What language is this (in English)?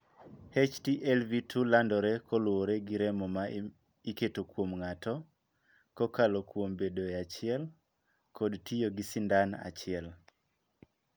Luo (Kenya and Tanzania)